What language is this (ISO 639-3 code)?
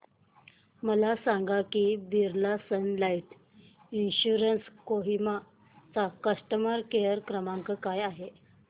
mar